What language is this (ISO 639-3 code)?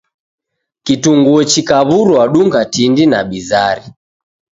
dav